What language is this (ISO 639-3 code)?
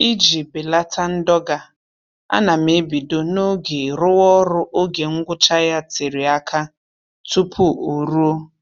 ibo